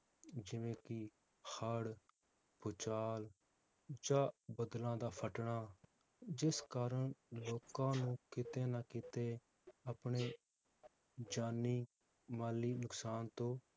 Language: Punjabi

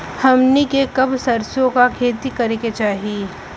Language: Bhojpuri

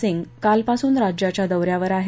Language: Marathi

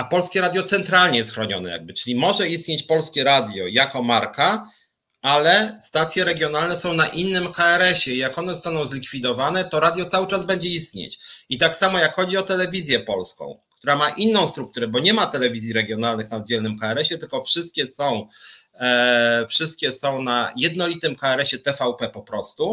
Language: Polish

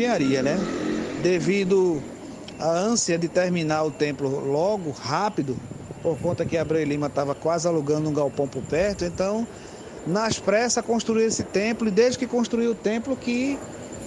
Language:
Portuguese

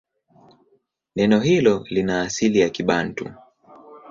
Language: Swahili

